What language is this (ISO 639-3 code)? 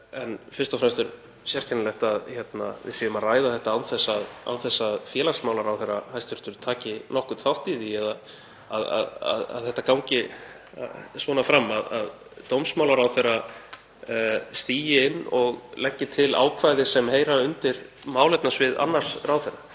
isl